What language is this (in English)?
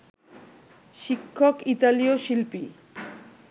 Bangla